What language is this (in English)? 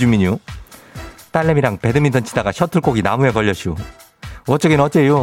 Korean